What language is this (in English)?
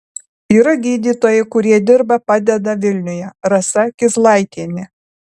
Lithuanian